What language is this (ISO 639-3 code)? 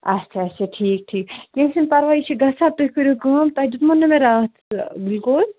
kas